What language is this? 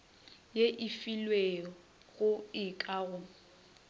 Northern Sotho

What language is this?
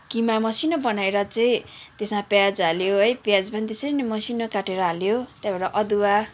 Nepali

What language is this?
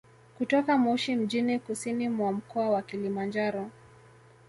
Swahili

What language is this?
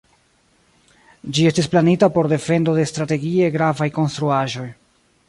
Esperanto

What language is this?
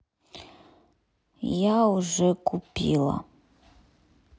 Russian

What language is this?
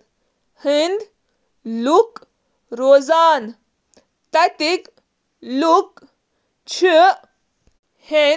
Kashmiri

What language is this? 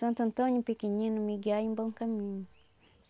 Portuguese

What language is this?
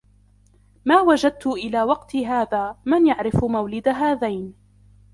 Arabic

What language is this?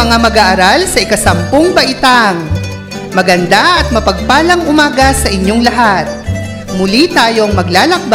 Filipino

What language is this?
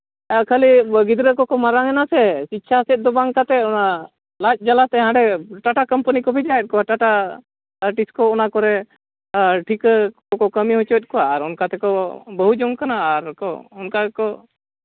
Santali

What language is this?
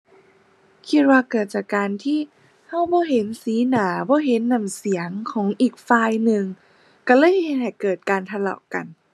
Thai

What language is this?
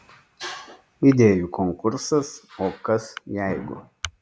Lithuanian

